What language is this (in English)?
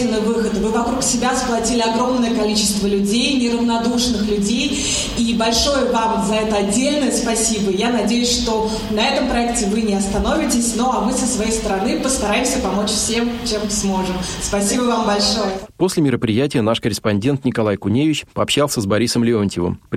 Russian